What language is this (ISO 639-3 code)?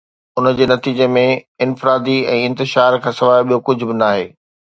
snd